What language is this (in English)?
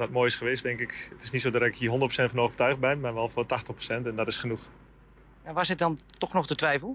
Dutch